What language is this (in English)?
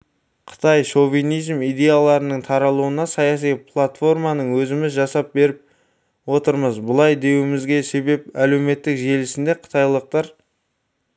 Kazakh